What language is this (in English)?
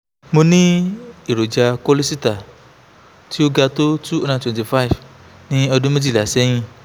Yoruba